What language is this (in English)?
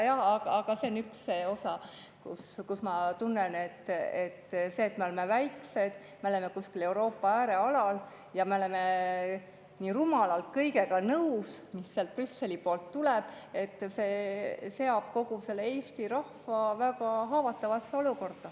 Estonian